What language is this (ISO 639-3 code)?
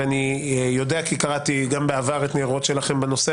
heb